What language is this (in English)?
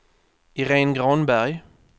Swedish